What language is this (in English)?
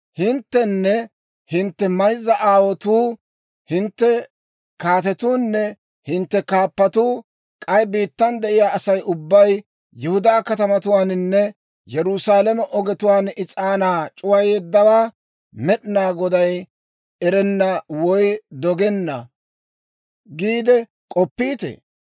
Dawro